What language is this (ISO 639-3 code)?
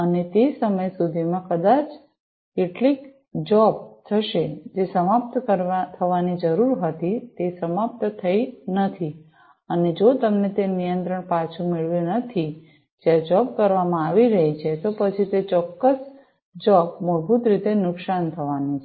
guj